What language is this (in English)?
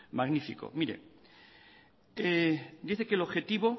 Spanish